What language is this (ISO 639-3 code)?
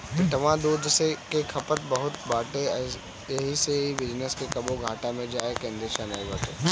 bho